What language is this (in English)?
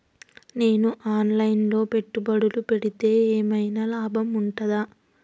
Telugu